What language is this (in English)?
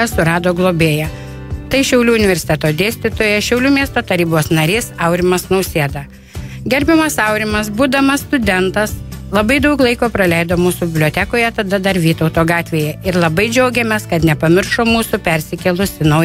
Lithuanian